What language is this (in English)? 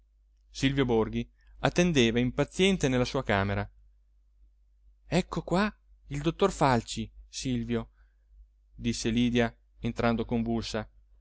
Italian